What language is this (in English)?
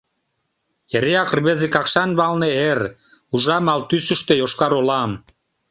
Mari